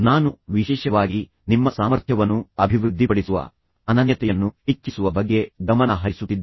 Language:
Kannada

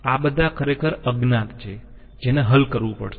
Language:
Gujarati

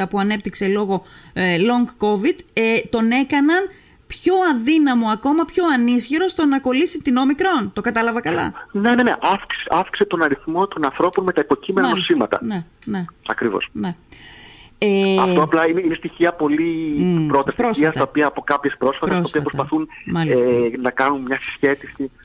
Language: Greek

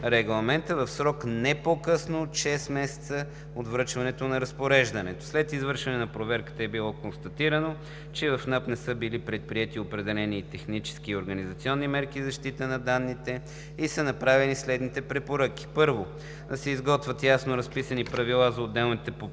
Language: Bulgarian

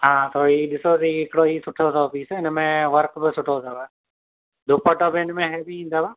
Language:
Sindhi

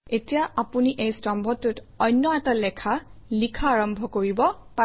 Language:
Assamese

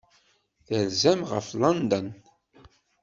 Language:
Kabyle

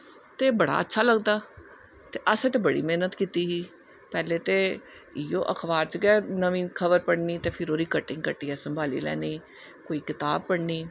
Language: Dogri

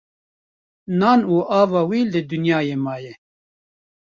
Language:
Kurdish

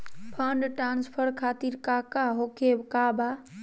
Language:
Magahi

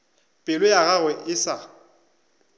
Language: Northern Sotho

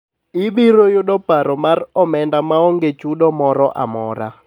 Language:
Luo (Kenya and Tanzania)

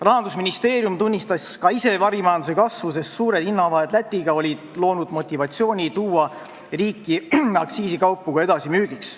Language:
Estonian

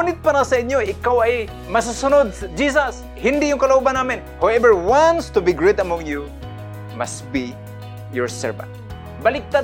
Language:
Filipino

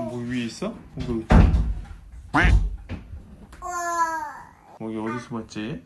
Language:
Korean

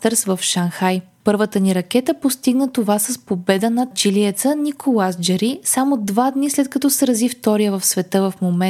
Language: Bulgarian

